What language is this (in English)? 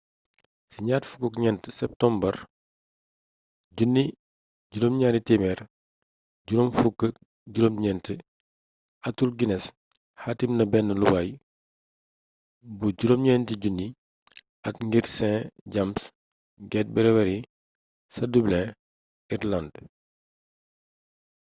Wolof